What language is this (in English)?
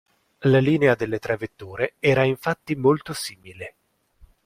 Italian